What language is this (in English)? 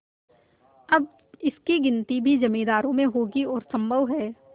Hindi